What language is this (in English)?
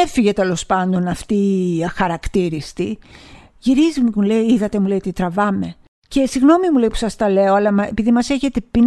Greek